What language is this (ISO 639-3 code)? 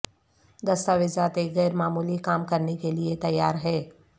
urd